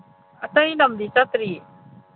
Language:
Manipuri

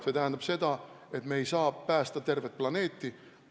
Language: Estonian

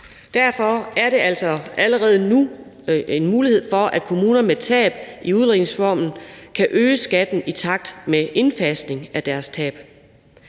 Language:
Danish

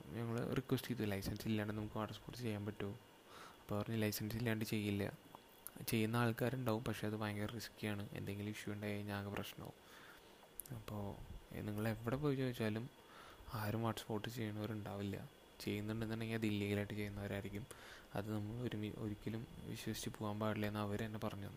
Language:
Malayalam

